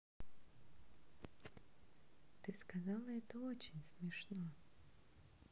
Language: Russian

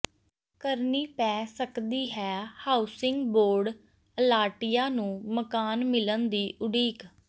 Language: Punjabi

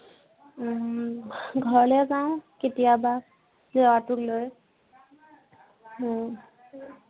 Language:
Assamese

